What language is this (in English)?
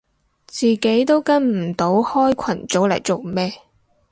Cantonese